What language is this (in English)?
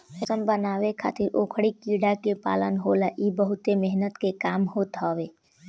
Bhojpuri